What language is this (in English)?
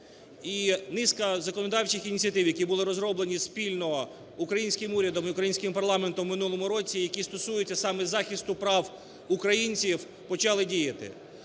Ukrainian